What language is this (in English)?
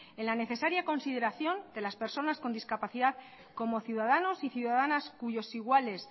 Spanish